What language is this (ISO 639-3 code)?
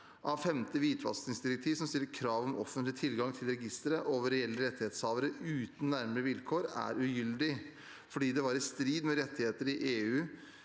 nor